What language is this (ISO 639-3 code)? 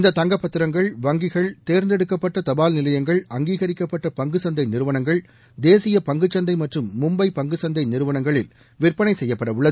tam